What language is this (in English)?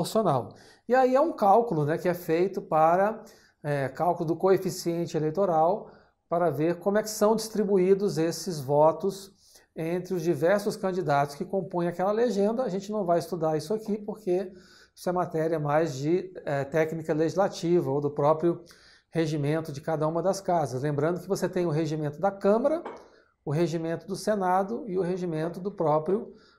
Portuguese